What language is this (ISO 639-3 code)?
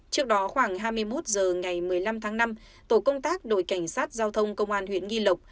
vie